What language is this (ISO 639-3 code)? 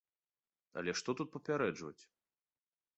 bel